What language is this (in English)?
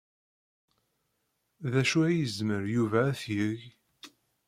Kabyle